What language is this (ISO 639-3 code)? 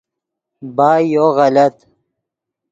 ydg